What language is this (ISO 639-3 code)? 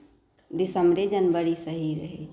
mai